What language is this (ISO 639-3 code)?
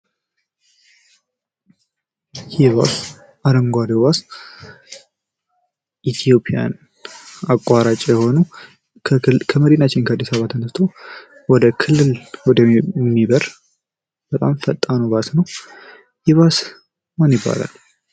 amh